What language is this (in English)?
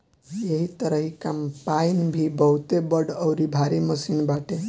Bhojpuri